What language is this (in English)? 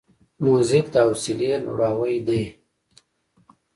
Pashto